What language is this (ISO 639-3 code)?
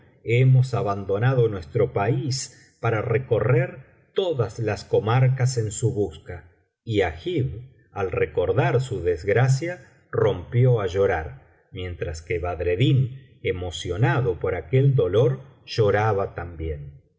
spa